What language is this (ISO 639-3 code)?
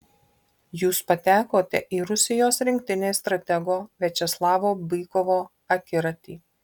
lit